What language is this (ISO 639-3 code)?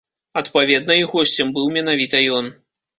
bel